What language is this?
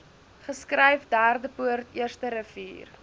Afrikaans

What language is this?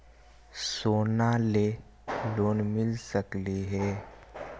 Magahi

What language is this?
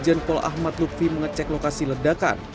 Indonesian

